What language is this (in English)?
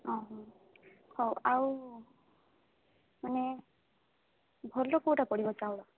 Odia